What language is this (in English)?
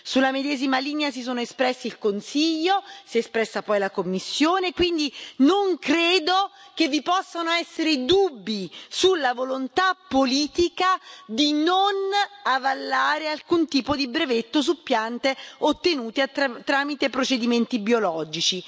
Italian